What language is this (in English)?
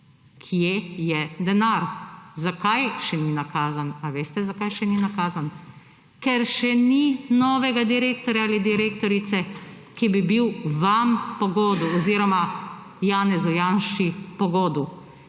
Slovenian